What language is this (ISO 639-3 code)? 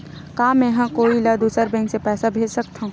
hne